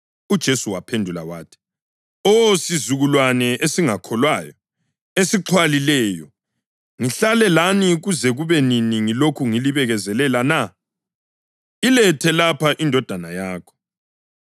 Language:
North Ndebele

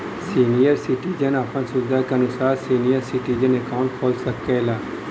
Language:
Bhojpuri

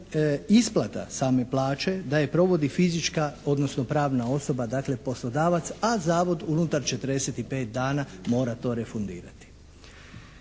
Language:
Croatian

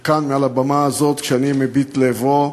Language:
Hebrew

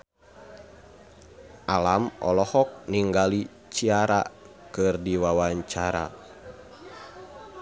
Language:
Sundanese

